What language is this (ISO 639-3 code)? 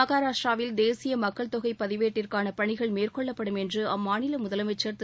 tam